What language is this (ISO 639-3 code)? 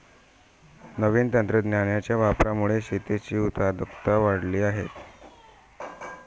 mar